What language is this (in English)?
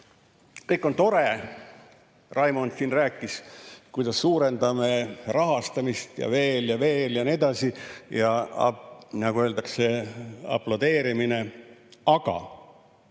Estonian